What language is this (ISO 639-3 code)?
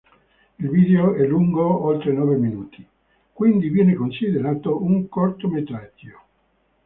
ita